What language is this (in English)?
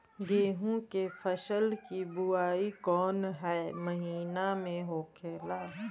Bhojpuri